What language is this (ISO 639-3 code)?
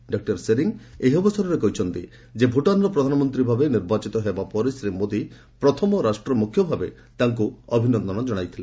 ori